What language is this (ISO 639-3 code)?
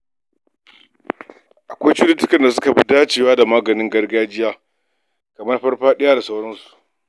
hau